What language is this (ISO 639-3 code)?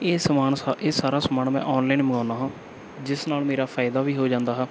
pan